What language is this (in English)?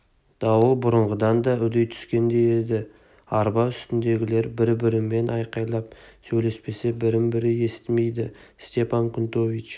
Kazakh